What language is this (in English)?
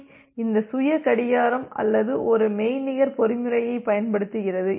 Tamil